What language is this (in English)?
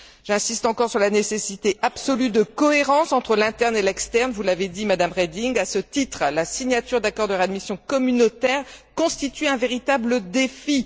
French